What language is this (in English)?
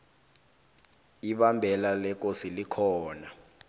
South Ndebele